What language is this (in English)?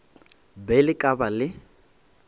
Northern Sotho